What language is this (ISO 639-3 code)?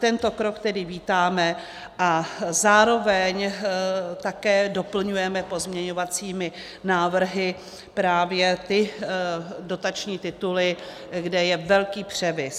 ces